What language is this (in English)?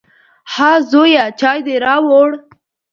Pashto